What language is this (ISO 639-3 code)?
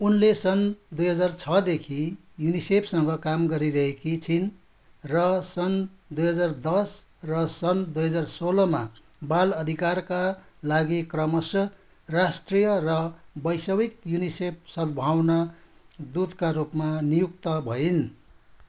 nep